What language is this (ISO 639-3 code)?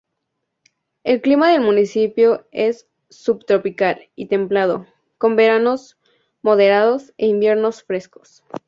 spa